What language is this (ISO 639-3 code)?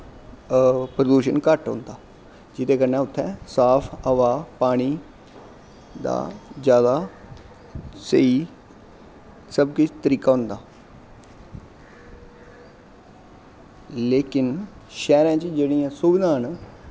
doi